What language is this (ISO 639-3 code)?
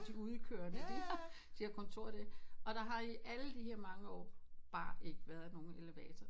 dan